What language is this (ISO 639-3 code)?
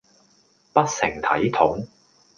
yue